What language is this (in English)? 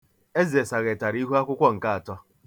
Igbo